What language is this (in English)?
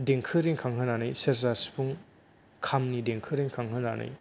Bodo